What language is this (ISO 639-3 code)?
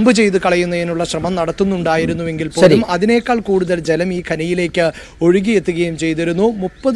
mal